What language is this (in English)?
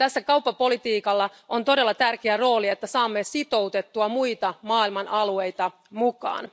Finnish